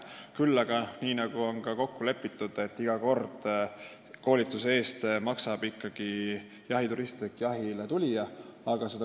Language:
Estonian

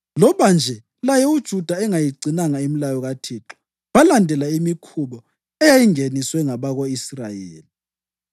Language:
North Ndebele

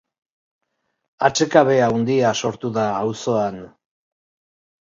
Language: Basque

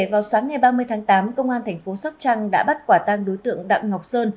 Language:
Vietnamese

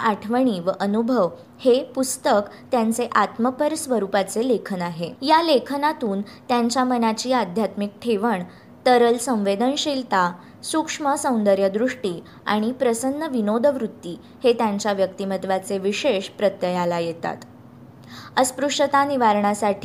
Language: Marathi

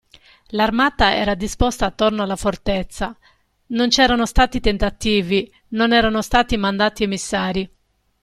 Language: Italian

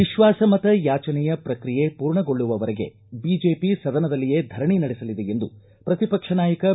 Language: Kannada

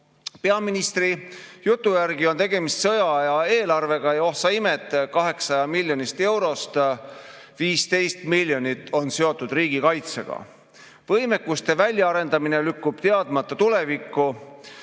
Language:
Estonian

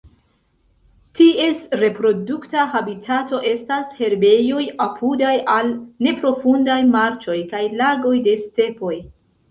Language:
Esperanto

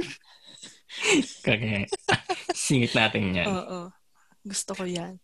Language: Filipino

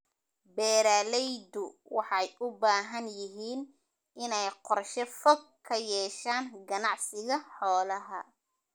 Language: Somali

